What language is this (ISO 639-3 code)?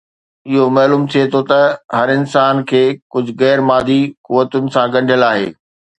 snd